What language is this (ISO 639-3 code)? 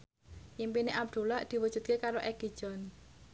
jav